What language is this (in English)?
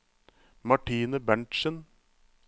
Norwegian